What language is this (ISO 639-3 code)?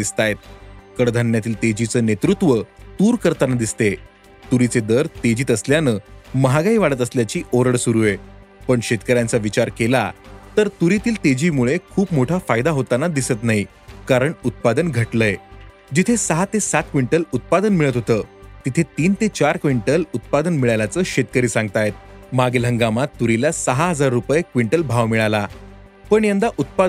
mar